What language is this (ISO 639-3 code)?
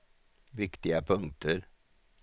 swe